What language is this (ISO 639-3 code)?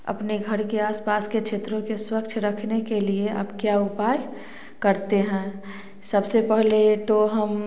hin